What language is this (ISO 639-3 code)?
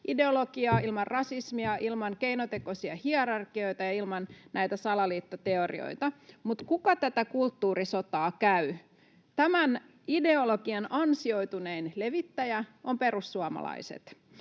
fin